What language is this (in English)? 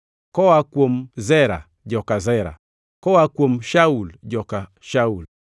Luo (Kenya and Tanzania)